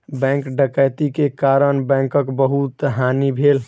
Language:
Maithili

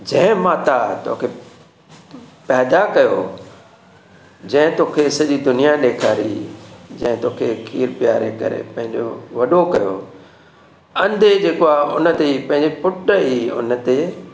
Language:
Sindhi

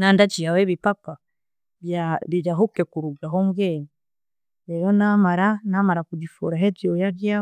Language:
Chiga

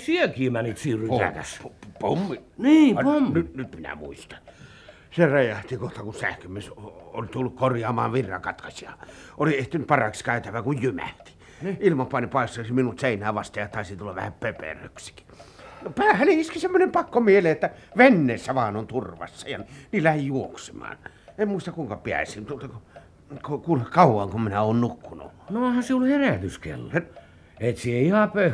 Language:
Finnish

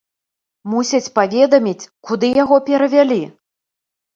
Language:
Belarusian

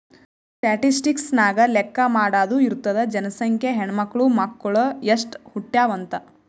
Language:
Kannada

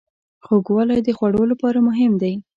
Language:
Pashto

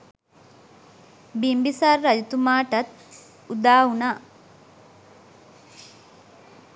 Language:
Sinhala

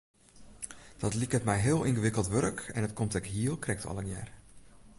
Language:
Western Frisian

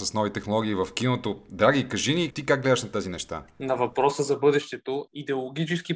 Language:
Bulgarian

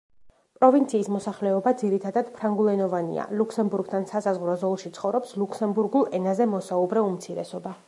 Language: Georgian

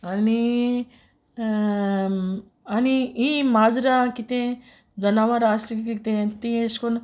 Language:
Konkani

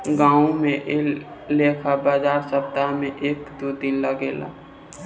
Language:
Bhojpuri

